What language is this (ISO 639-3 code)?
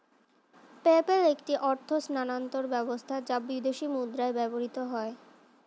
ben